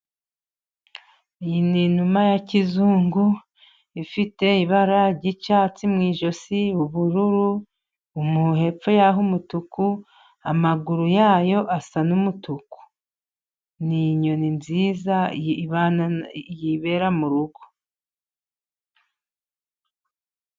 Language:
Kinyarwanda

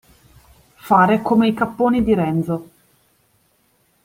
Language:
Italian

